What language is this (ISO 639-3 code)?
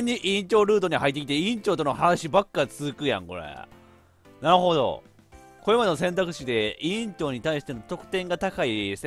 jpn